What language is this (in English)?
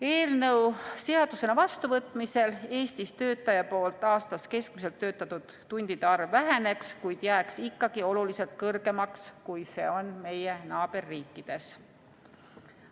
Estonian